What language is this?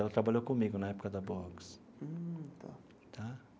Portuguese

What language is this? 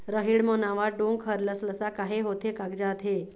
Chhattisgarhi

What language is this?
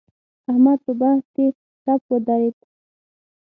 Pashto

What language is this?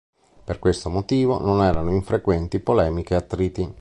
Italian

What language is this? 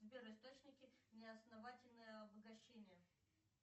Russian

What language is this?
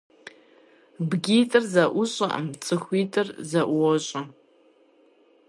Kabardian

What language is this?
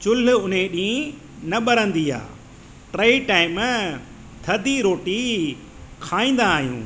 Sindhi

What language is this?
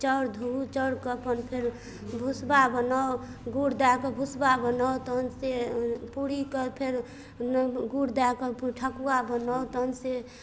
Maithili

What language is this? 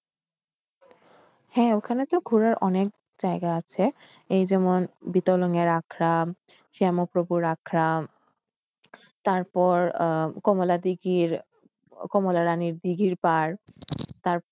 Bangla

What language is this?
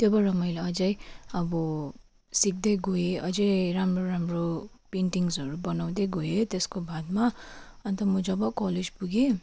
Nepali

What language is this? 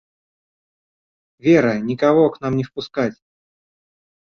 Russian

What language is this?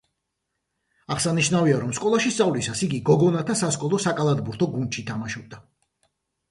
Georgian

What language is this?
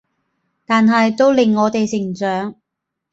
Cantonese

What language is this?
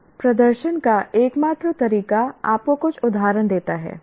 Hindi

